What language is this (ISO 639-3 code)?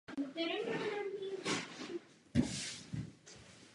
ces